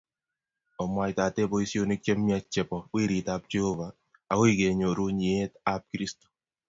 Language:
Kalenjin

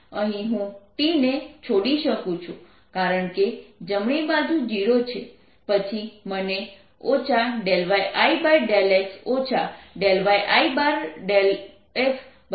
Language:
Gujarati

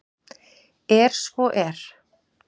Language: Icelandic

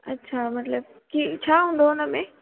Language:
Sindhi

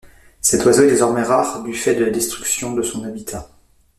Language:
French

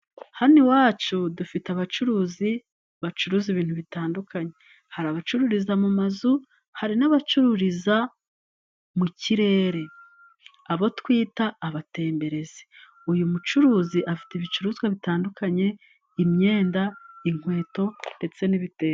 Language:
Kinyarwanda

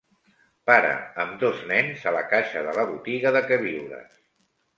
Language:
Catalan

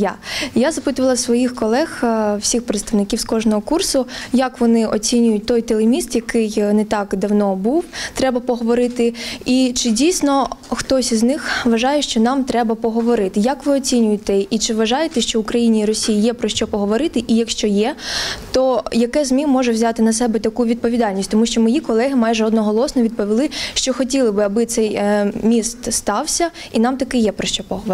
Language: Ukrainian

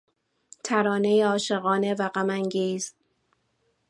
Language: Persian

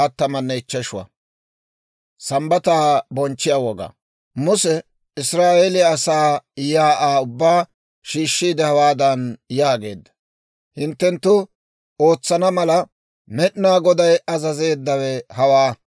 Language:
Dawro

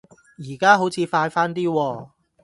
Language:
Cantonese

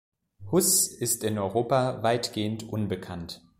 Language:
German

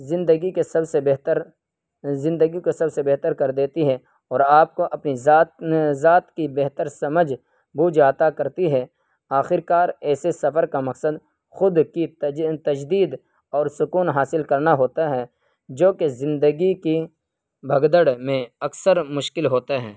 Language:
Urdu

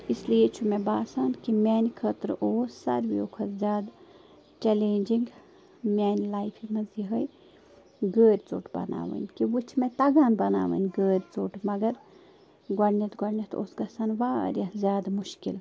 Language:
Kashmiri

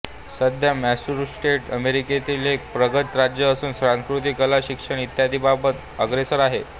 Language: Marathi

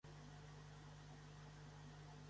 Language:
Catalan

